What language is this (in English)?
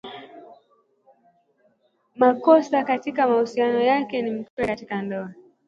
Swahili